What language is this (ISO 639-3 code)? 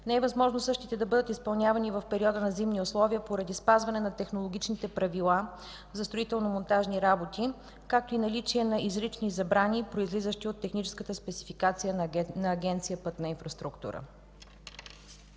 bul